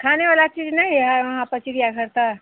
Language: Hindi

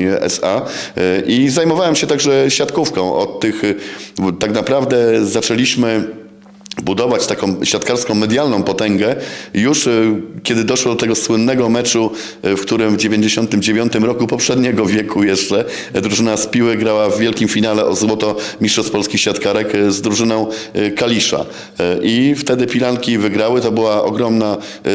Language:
Polish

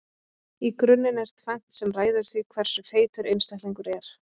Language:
Icelandic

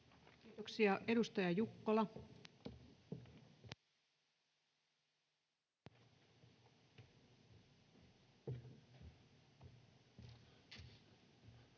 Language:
Finnish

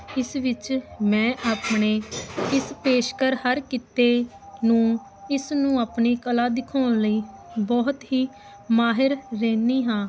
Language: Punjabi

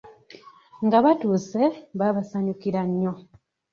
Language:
Ganda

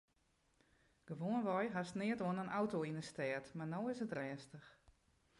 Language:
Western Frisian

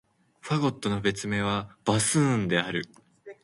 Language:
Japanese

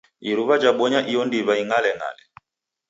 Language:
Taita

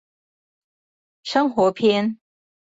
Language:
Chinese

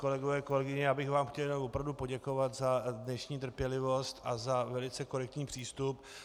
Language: Czech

